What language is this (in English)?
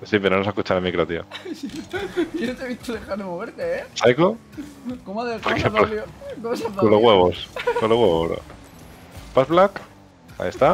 Spanish